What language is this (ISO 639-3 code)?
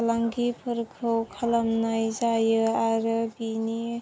brx